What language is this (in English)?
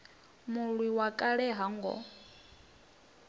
Venda